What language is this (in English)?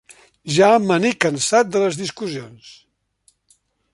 Catalan